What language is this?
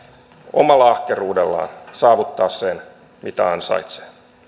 Finnish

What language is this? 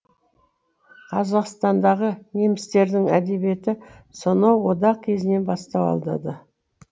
Kazakh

